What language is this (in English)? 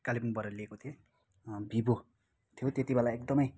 Nepali